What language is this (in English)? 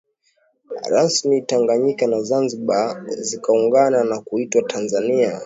Swahili